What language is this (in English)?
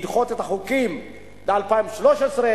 Hebrew